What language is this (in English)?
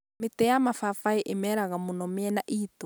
Kikuyu